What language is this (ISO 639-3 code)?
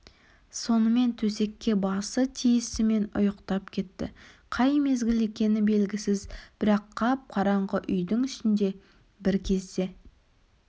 kaz